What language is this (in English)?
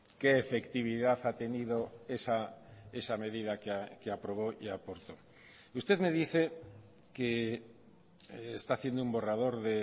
Spanish